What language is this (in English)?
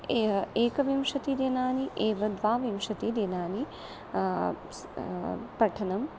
Sanskrit